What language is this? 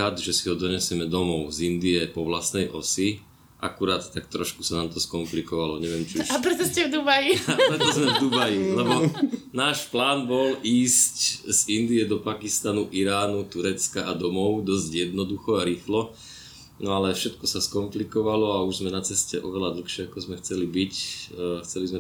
Slovak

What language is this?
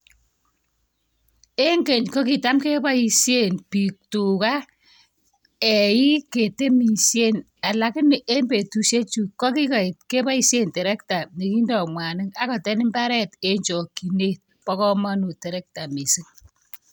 Kalenjin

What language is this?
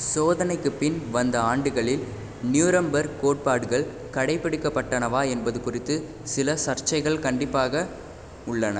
Tamil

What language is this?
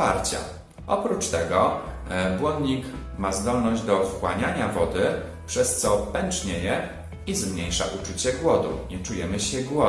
Polish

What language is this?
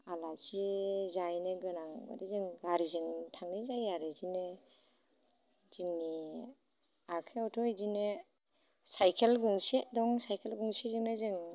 Bodo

